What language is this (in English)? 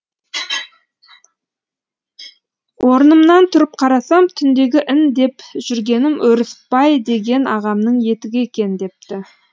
Kazakh